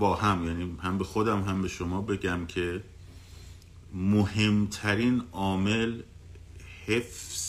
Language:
Persian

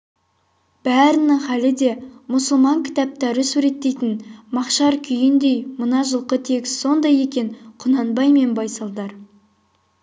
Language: Kazakh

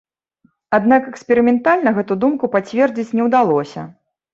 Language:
Belarusian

